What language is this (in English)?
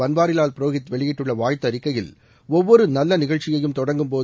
Tamil